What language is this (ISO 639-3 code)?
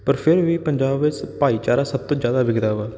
pan